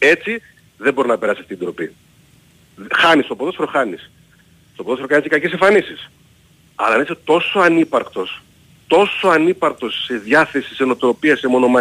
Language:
Greek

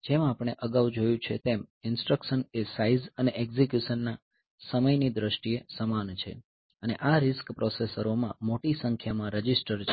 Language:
Gujarati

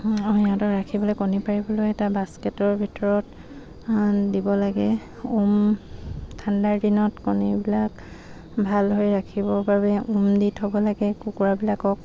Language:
Assamese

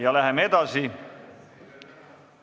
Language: Estonian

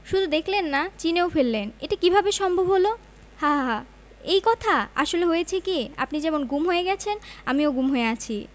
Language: Bangla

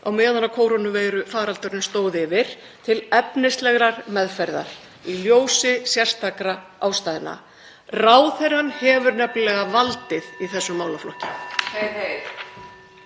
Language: Icelandic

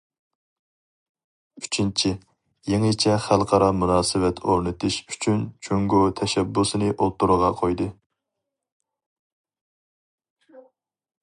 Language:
Uyghur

